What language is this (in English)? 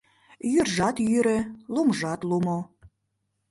Mari